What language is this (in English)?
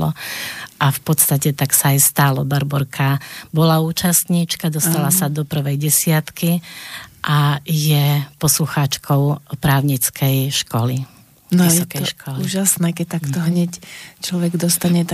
Slovak